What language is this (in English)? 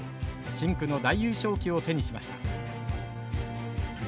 Japanese